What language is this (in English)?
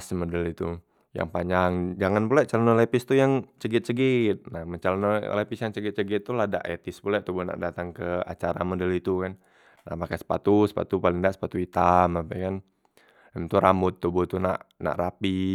Musi